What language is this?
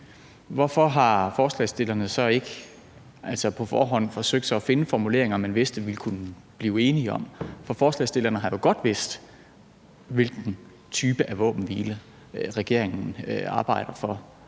Danish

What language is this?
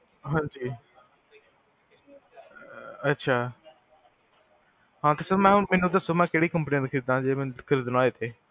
Punjabi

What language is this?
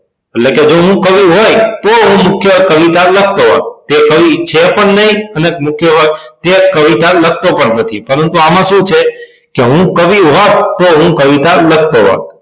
Gujarati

